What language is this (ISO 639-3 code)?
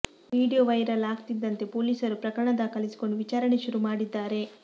kan